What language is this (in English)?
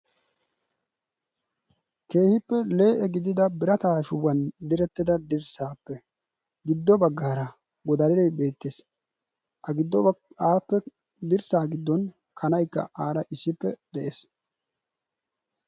Wolaytta